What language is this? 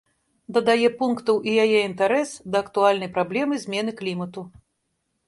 Belarusian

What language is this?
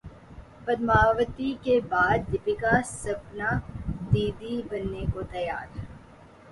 Urdu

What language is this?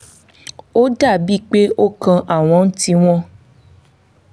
Yoruba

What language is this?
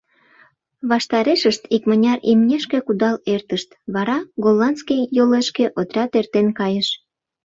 Mari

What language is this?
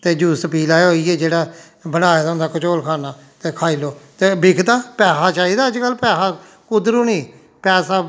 Dogri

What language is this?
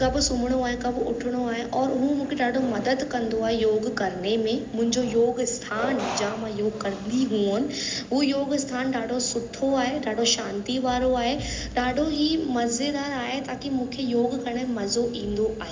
Sindhi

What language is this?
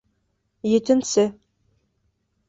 Bashkir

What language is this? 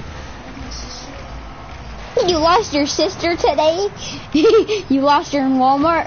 English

